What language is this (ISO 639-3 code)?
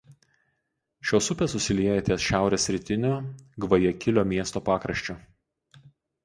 lit